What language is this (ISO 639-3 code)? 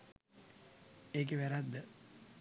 sin